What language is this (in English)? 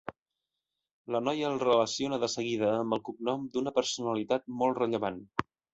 Catalan